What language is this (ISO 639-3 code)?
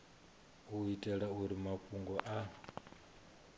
ven